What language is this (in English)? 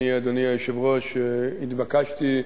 Hebrew